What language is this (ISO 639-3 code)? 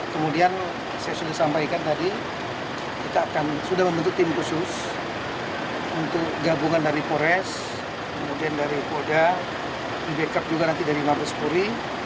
ind